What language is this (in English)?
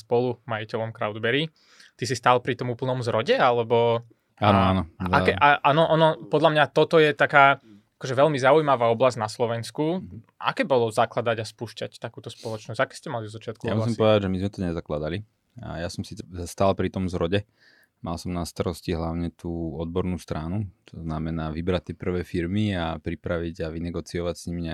Slovak